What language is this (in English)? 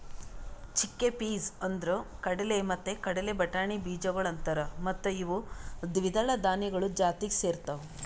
Kannada